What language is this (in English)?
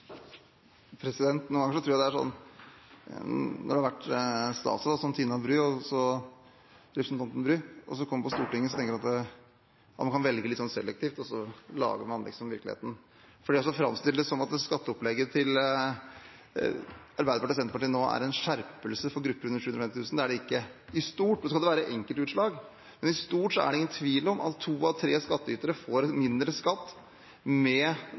Norwegian Bokmål